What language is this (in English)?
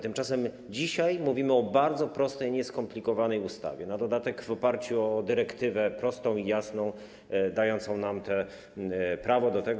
Polish